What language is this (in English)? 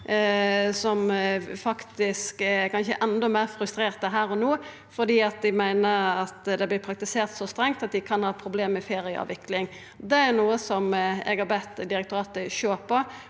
Norwegian